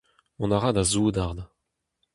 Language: Breton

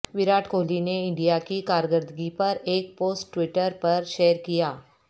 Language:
Urdu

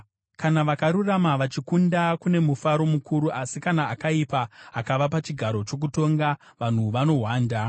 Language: Shona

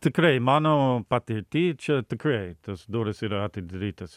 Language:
Lithuanian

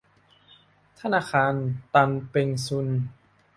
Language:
Thai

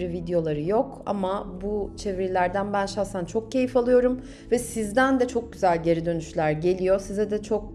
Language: Turkish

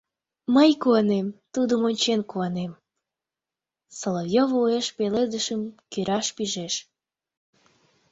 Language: Mari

